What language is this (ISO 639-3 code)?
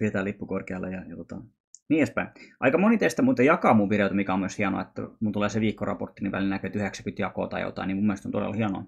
fin